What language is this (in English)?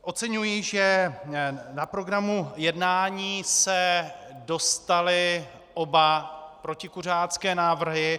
Czech